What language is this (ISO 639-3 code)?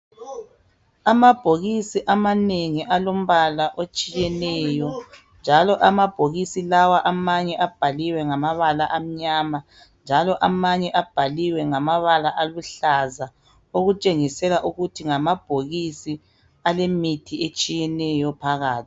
nde